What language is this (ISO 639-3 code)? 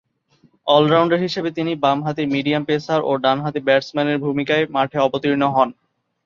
ben